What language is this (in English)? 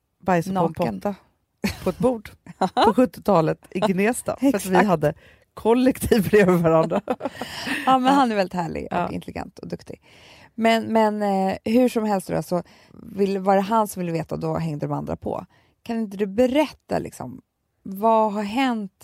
Swedish